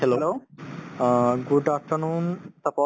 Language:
Assamese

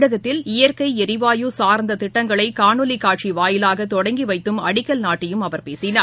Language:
Tamil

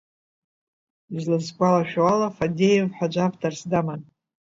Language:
Abkhazian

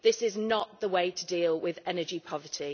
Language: English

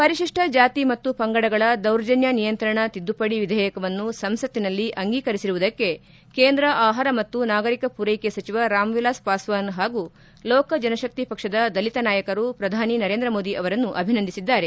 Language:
Kannada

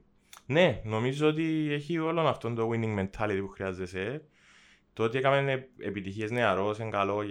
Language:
Greek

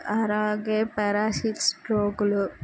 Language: Telugu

